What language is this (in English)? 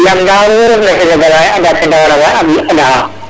Serer